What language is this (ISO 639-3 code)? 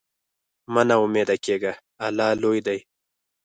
pus